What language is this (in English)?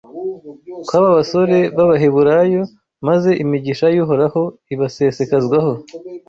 Kinyarwanda